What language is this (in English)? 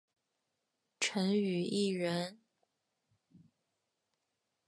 Chinese